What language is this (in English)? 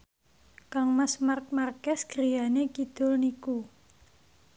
Javanese